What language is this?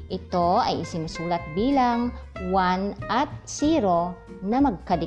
Filipino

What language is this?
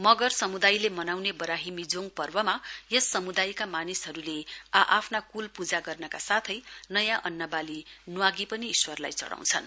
Nepali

